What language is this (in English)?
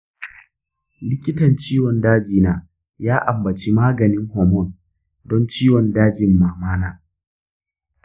Hausa